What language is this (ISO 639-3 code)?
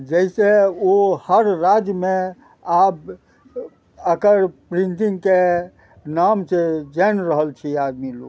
mai